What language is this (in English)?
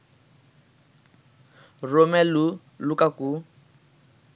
Bangla